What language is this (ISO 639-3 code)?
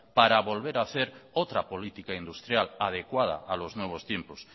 spa